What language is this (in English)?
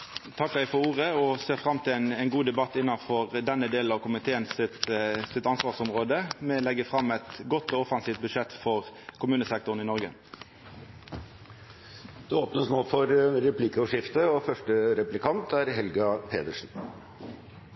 Norwegian